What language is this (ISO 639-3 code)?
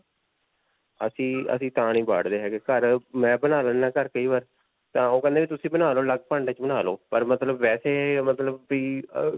pan